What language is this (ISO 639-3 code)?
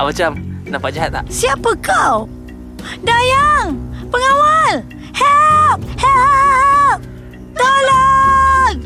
msa